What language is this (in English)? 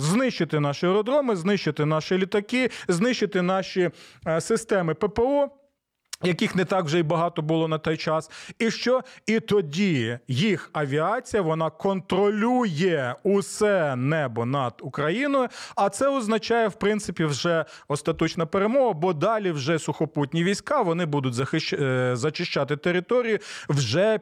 Ukrainian